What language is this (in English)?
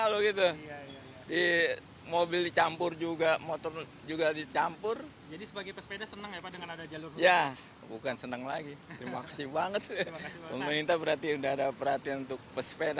Indonesian